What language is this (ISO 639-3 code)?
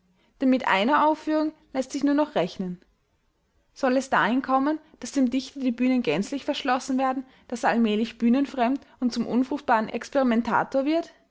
deu